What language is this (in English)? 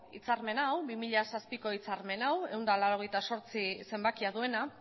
Basque